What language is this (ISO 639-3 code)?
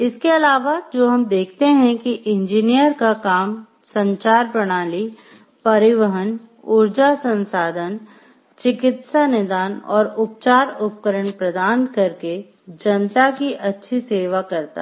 hin